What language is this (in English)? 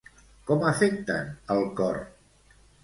Catalan